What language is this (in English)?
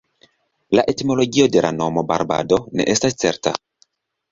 Esperanto